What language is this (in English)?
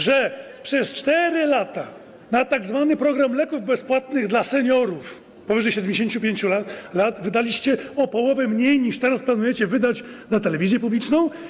Polish